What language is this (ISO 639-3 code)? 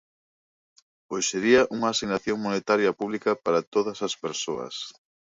glg